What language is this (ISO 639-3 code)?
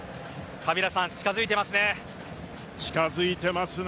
jpn